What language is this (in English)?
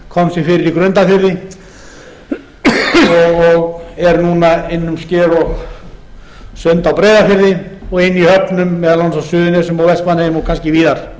Icelandic